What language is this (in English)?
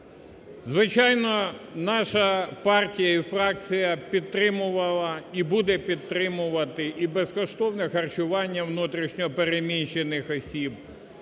Ukrainian